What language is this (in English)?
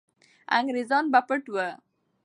Pashto